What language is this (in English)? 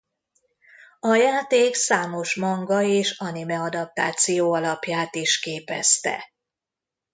Hungarian